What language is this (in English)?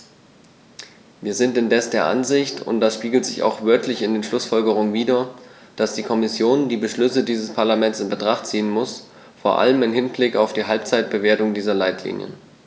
German